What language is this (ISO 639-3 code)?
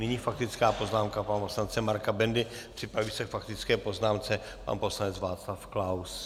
ces